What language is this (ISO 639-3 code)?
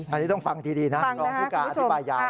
tha